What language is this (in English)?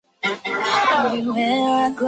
Chinese